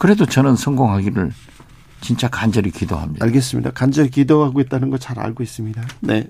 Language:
Korean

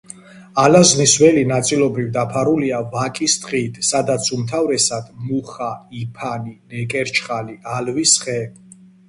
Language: Georgian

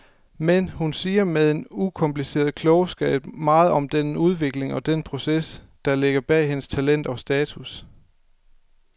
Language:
Danish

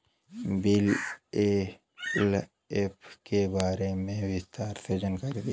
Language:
Bhojpuri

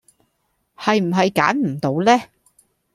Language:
Cantonese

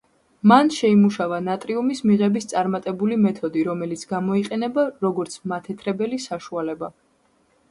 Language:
Georgian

